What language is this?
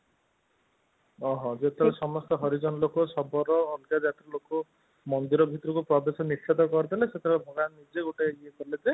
Odia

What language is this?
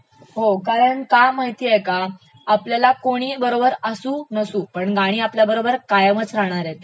Marathi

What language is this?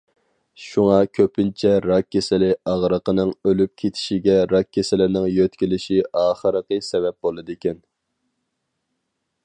Uyghur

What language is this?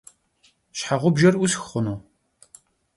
Kabardian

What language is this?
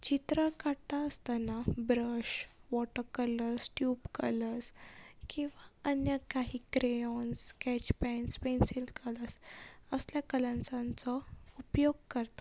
Konkani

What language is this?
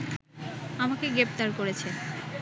Bangla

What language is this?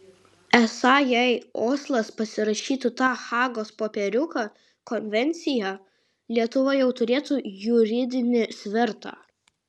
Lithuanian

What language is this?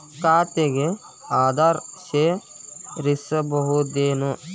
Kannada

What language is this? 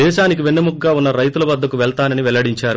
Telugu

